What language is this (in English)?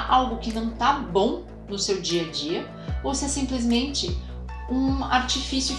Portuguese